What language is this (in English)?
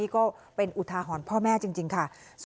Thai